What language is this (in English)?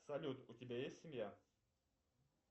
Russian